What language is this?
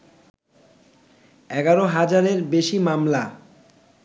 Bangla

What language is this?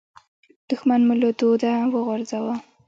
Pashto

